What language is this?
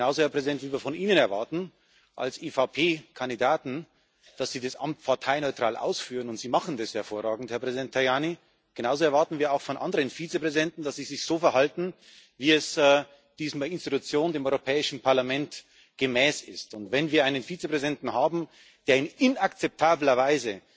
German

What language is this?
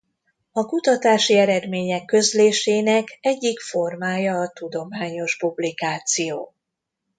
Hungarian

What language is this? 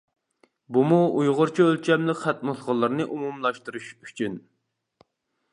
Uyghur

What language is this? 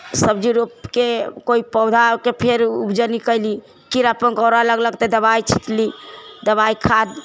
Maithili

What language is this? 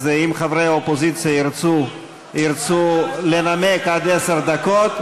Hebrew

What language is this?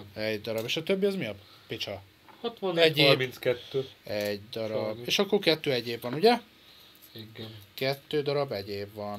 Hungarian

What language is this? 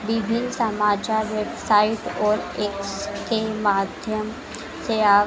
Hindi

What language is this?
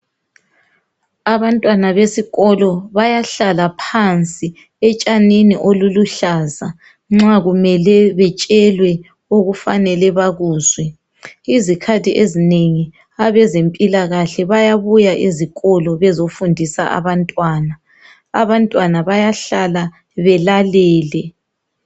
North Ndebele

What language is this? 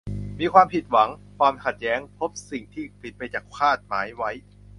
Thai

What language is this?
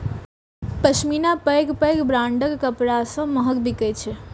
Maithili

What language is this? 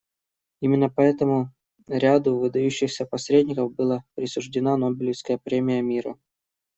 Russian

